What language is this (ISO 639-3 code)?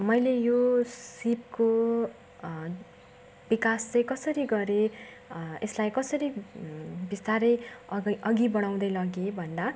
nep